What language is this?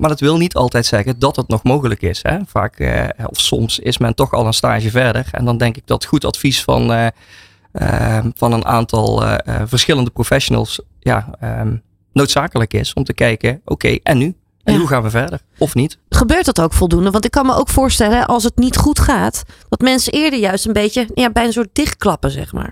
Dutch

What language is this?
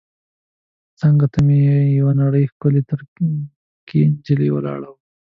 Pashto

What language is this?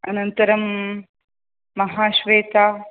Sanskrit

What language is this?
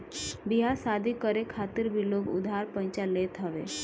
Bhojpuri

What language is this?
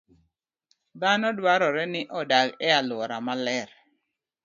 Luo (Kenya and Tanzania)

